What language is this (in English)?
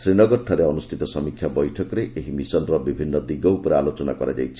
Odia